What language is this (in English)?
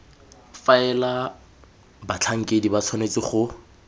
Tswana